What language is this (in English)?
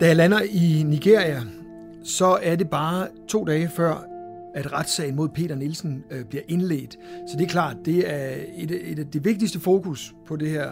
Danish